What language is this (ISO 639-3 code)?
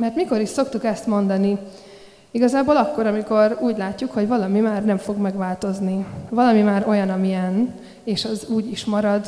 hun